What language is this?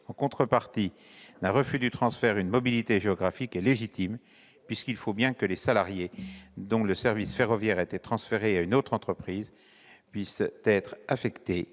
French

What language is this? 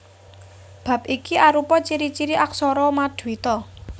Javanese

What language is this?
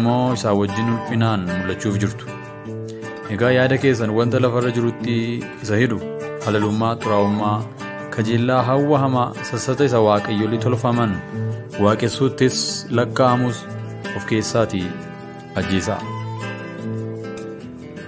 Korean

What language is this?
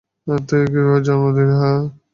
Bangla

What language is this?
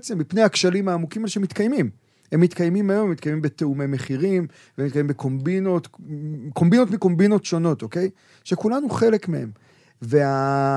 Hebrew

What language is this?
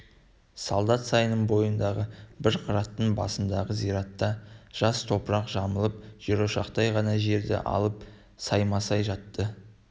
Kazakh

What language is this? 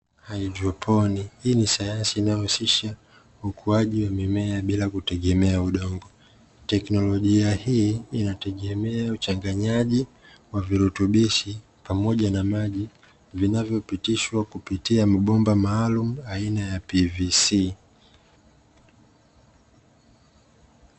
Swahili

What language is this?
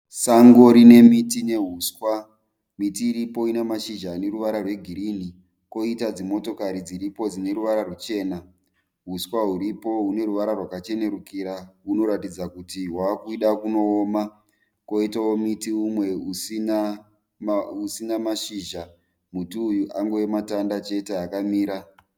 Shona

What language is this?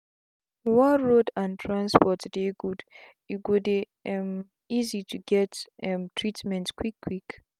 Nigerian Pidgin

